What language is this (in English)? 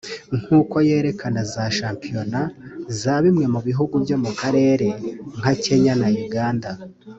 Kinyarwanda